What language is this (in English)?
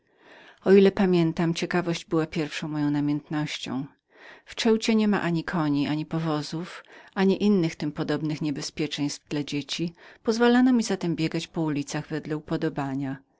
Polish